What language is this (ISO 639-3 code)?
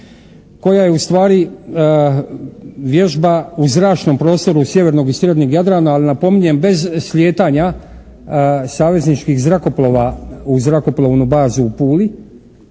hrv